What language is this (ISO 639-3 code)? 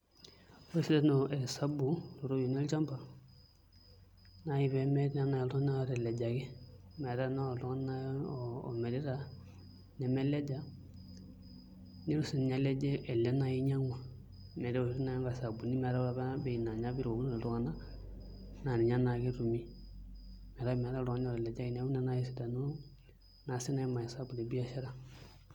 mas